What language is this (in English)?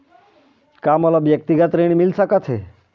Chhattisgarhi